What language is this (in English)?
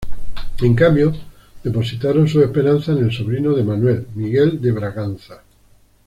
Spanish